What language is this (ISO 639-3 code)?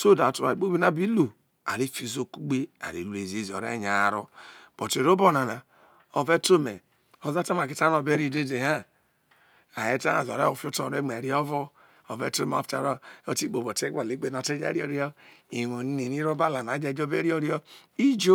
iso